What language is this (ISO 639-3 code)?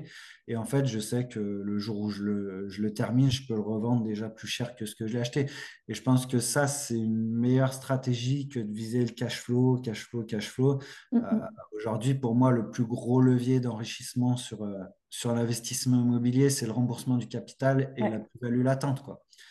fra